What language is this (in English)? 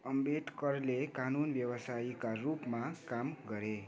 Nepali